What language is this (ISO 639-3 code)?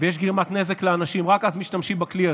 heb